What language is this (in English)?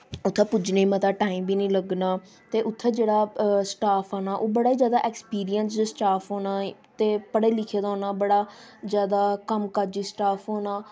Dogri